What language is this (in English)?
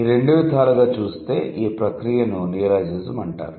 Telugu